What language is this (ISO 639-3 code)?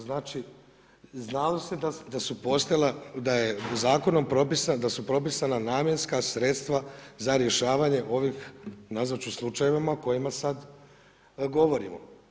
hrv